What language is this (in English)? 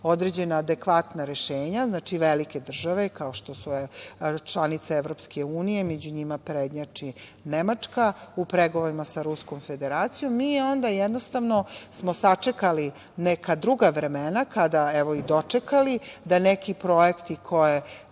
Serbian